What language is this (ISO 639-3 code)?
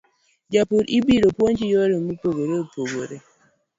luo